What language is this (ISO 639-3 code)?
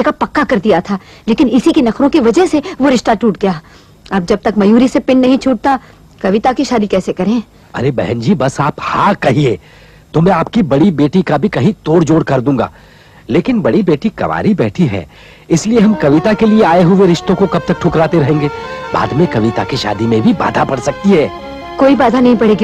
hin